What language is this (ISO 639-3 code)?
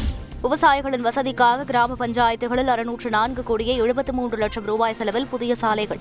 tam